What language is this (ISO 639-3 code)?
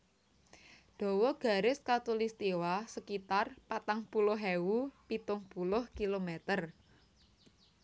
jav